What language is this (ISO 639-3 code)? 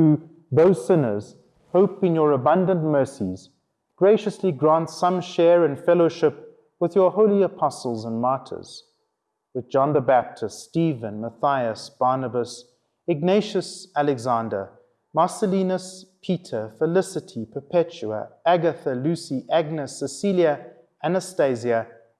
eng